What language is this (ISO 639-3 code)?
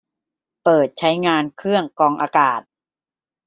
tha